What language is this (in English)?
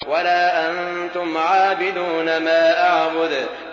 Arabic